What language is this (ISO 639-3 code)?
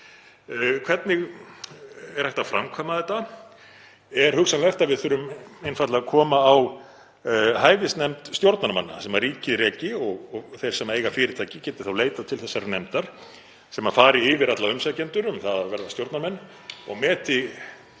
isl